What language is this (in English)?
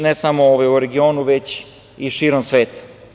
Serbian